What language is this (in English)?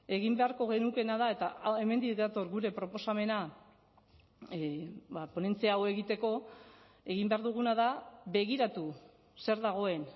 Basque